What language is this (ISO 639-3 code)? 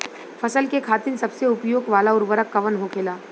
bho